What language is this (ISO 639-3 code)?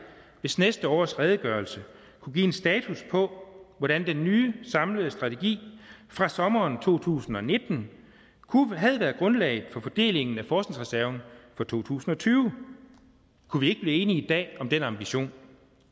dan